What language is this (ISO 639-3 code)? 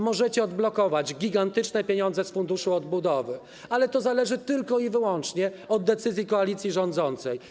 pol